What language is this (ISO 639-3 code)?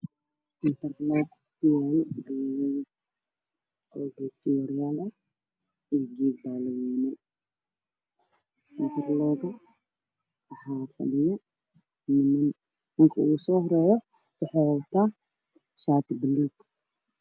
som